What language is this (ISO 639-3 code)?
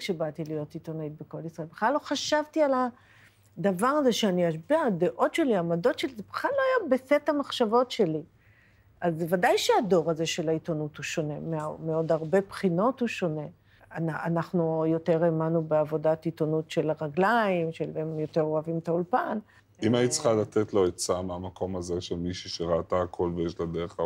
heb